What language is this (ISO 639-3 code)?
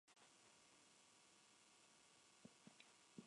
spa